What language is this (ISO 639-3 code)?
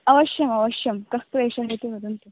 san